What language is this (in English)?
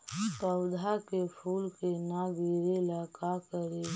Magahi